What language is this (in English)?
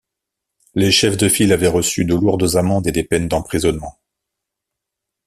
French